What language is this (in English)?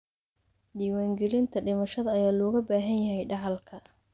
Somali